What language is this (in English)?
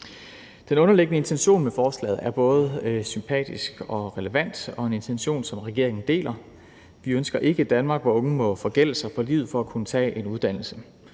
Danish